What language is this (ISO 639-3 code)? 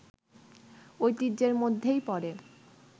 ben